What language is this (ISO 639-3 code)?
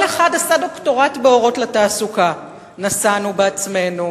heb